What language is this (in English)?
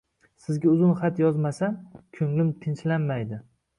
Uzbek